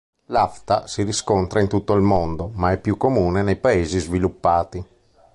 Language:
Italian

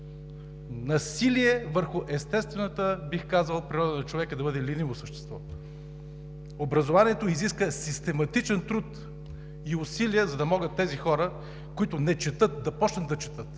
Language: Bulgarian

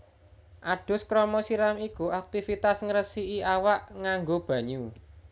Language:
Javanese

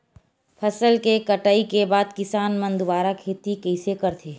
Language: Chhattisgarhi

